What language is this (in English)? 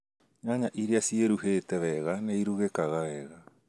Kikuyu